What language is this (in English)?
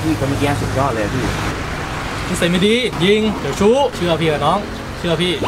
Thai